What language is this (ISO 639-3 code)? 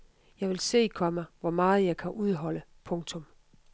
dan